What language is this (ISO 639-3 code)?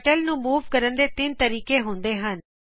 pan